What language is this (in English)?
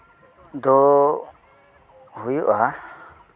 Santali